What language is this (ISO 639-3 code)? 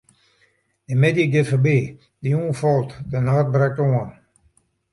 fry